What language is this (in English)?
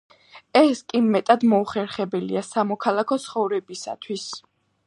Georgian